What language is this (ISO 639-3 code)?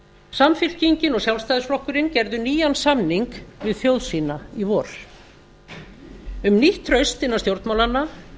isl